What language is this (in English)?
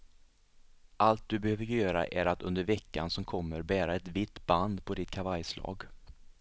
Swedish